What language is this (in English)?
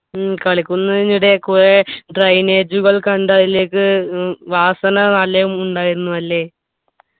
Malayalam